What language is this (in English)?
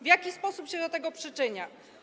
Polish